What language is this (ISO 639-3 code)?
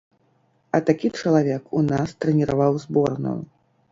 bel